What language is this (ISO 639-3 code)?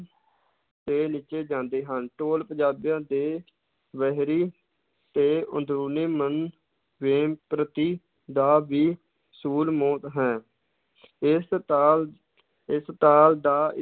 pan